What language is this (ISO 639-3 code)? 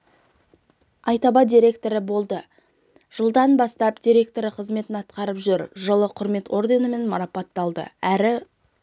kaz